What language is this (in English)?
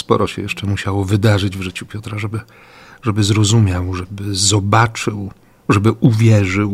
Polish